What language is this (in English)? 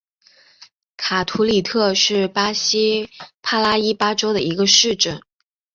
Chinese